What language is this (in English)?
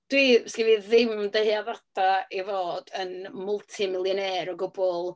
Welsh